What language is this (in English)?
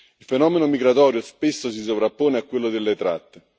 Italian